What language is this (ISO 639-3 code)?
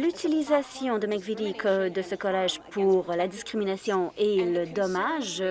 fra